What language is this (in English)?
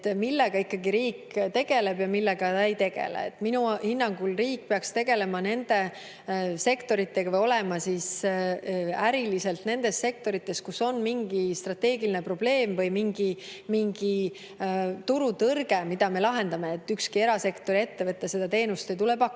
Estonian